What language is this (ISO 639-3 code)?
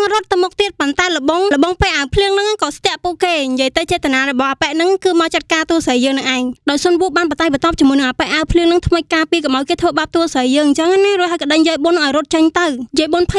tha